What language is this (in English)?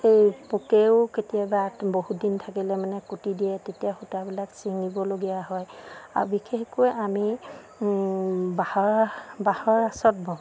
Assamese